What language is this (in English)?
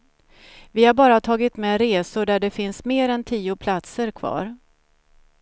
Swedish